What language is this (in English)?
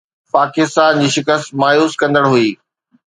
Sindhi